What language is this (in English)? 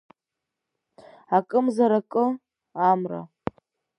Abkhazian